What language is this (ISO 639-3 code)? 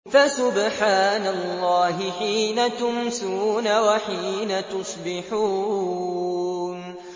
ara